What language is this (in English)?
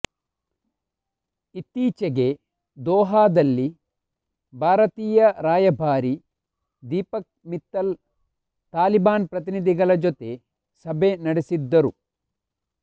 Kannada